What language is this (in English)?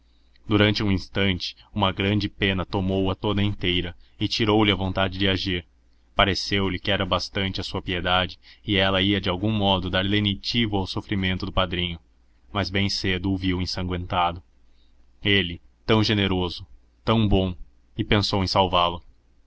Portuguese